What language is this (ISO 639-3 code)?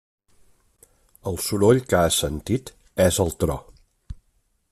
cat